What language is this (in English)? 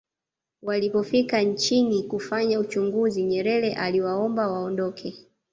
Swahili